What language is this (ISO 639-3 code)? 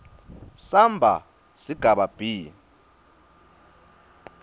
ssw